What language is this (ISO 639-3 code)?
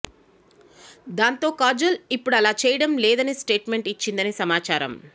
tel